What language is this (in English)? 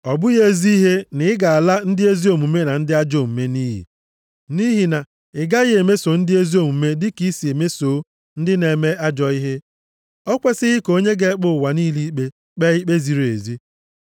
Igbo